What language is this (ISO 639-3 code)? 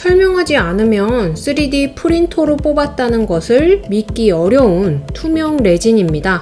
kor